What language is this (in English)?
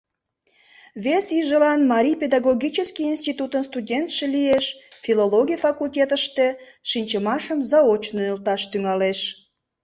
Mari